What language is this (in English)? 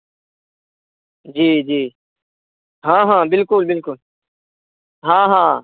Maithili